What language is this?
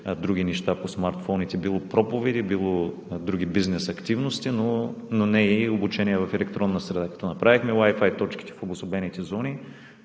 Bulgarian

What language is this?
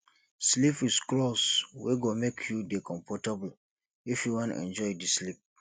Nigerian Pidgin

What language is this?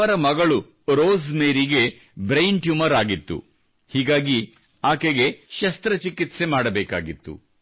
Kannada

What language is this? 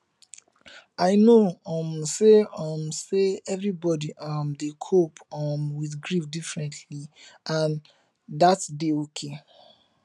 Nigerian Pidgin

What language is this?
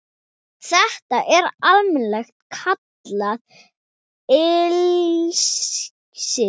Icelandic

